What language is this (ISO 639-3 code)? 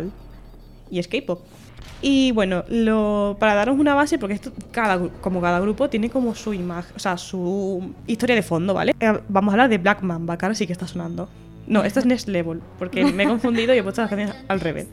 spa